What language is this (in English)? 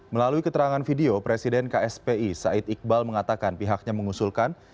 Indonesian